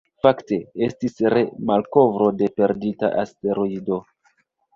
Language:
Esperanto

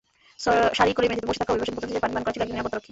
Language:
Bangla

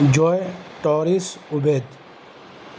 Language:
Urdu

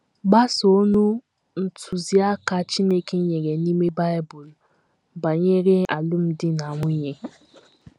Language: Igbo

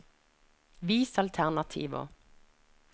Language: Norwegian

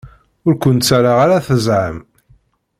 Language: Kabyle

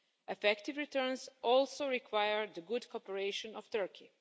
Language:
English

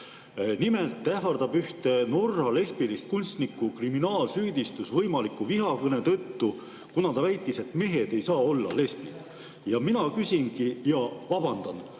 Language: Estonian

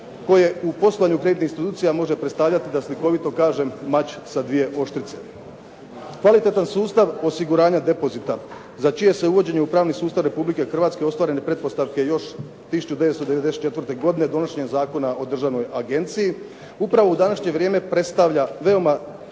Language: Croatian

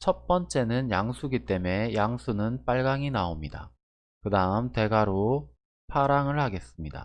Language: Korean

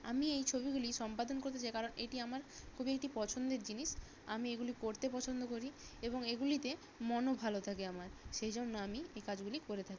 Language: Bangla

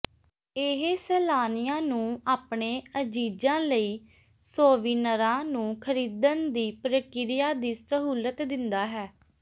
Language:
Punjabi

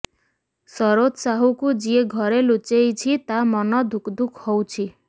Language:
Odia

